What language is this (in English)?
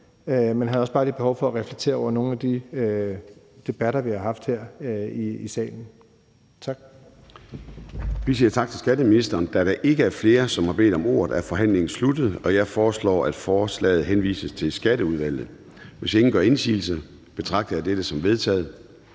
Danish